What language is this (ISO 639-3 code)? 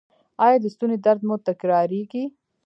pus